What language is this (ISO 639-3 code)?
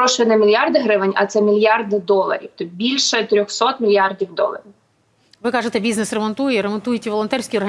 ukr